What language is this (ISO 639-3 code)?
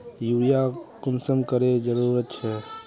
mag